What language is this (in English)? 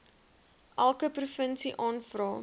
Afrikaans